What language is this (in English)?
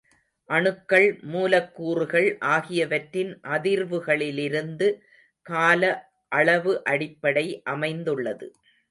Tamil